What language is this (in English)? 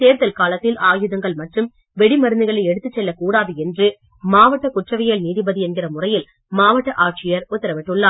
Tamil